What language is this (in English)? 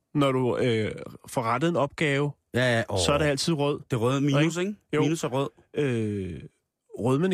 Danish